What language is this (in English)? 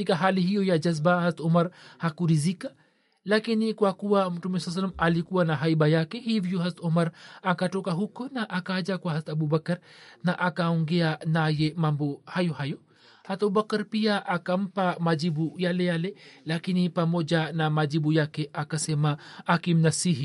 Swahili